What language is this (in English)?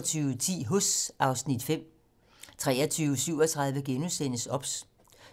Danish